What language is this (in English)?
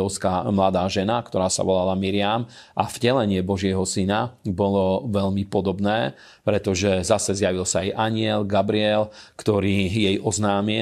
Slovak